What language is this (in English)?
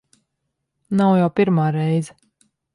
Latvian